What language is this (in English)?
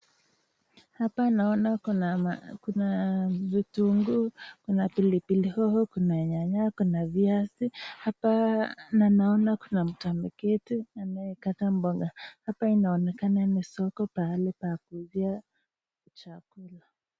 Swahili